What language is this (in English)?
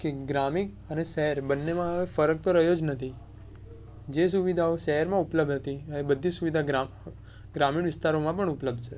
Gujarati